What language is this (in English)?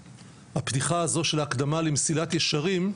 Hebrew